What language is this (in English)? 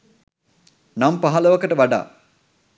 Sinhala